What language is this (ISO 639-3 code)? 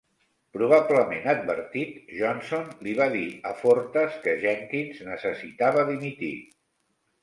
cat